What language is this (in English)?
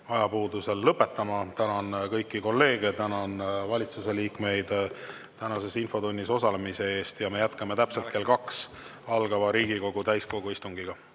Estonian